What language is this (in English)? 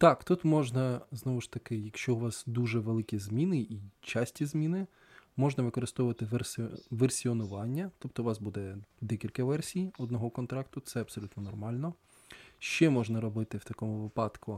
Ukrainian